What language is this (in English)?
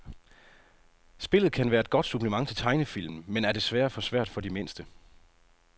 Danish